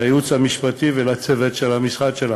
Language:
Hebrew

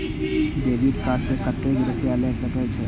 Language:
Maithili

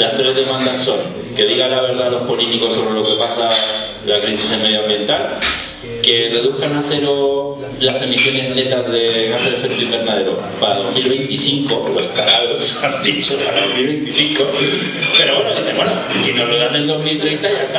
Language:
Spanish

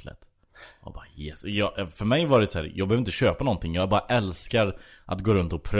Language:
Swedish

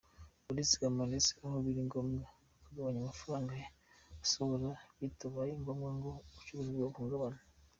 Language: Kinyarwanda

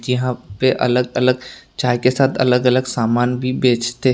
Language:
Hindi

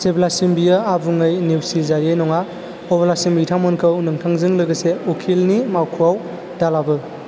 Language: Bodo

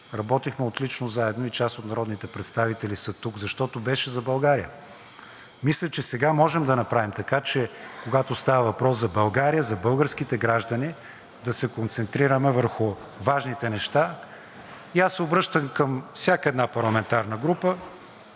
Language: Bulgarian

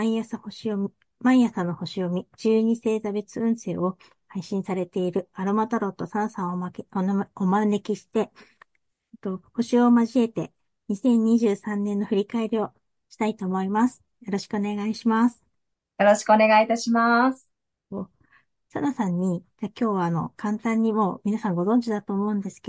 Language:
Japanese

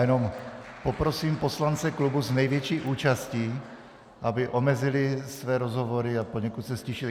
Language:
Czech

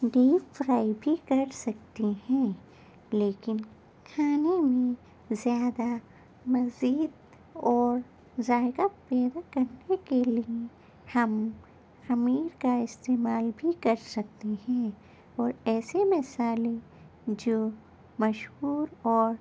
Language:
Urdu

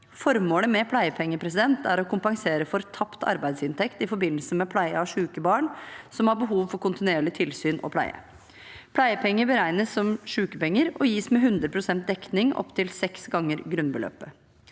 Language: Norwegian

